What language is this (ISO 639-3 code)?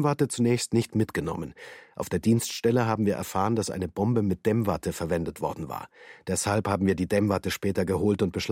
deu